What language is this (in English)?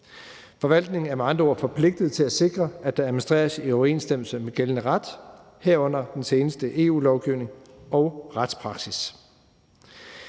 Danish